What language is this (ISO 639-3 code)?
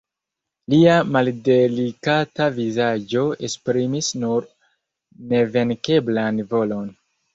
epo